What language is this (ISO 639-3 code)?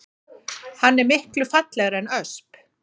isl